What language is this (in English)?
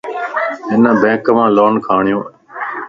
Lasi